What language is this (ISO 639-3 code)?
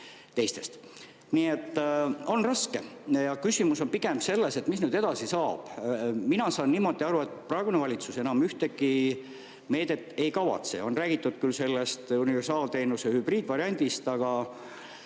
est